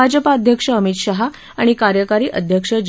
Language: Marathi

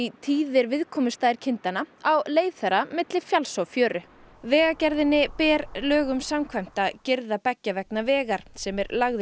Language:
Icelandic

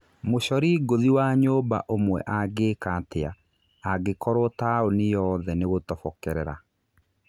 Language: Kikuyu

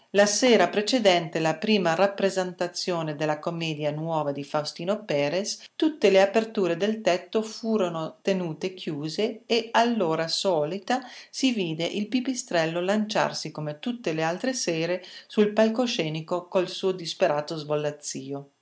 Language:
Italian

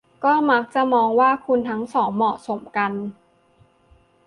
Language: Thai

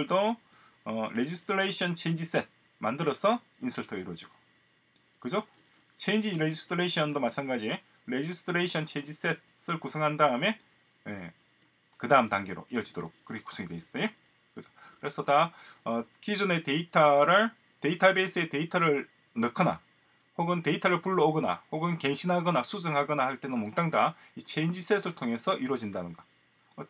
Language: Korean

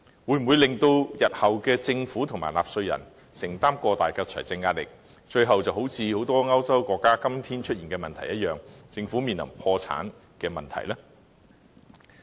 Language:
Cantonese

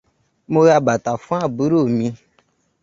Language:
Yoruba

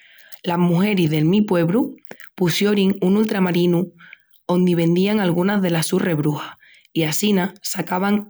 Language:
Extremaduran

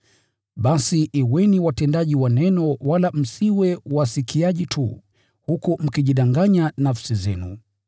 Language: Swahili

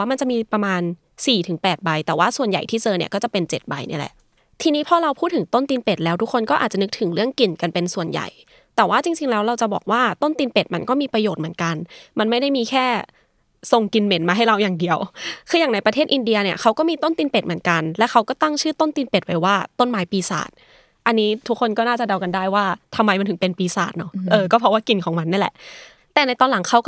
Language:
Thai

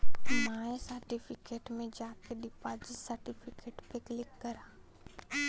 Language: Bhojpuri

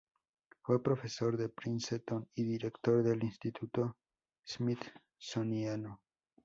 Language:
Spanish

